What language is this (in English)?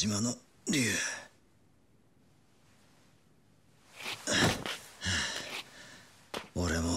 Japanese